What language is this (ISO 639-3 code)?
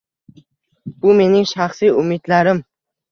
uzb